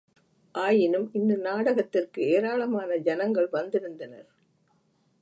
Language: Tamil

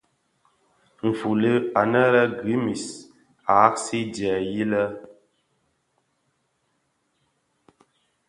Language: Bafia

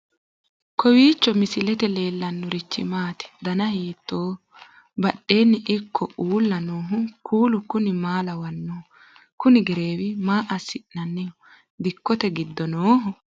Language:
Sidamo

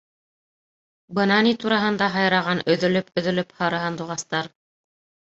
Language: Bashkir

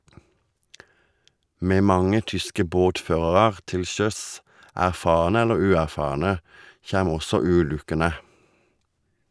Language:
Norwegian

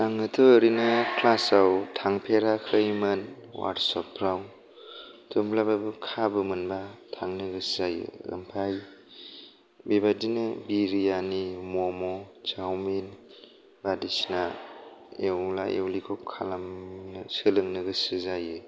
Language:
Bodo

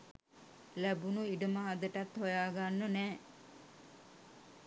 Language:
Sinhala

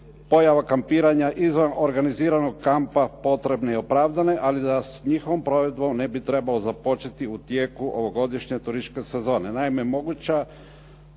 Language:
Croatian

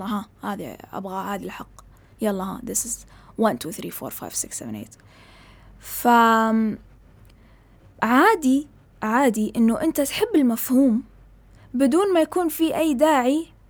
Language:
Arabic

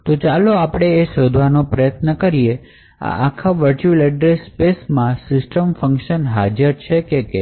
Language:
Gujarati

